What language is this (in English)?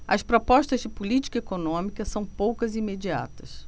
Portuguese